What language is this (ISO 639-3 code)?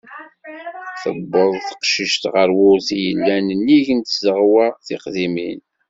kab